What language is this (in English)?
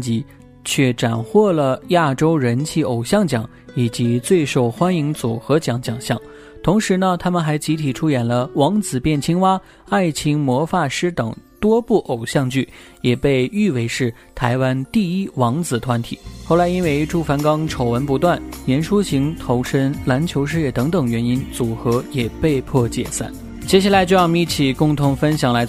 Chinese